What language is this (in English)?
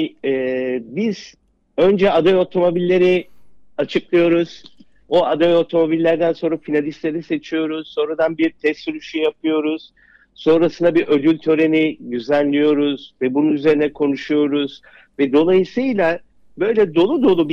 Turkish